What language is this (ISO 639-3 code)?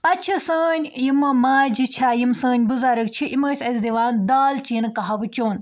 kas